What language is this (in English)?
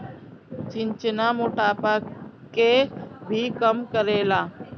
Bhojpuri